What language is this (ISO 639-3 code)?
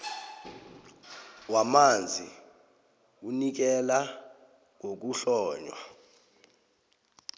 nbl